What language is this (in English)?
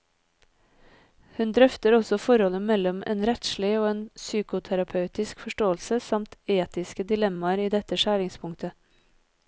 Norwegian